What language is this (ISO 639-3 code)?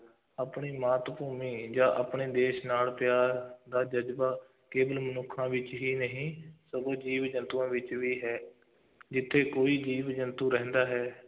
pan